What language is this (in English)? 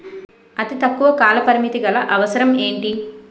Telugu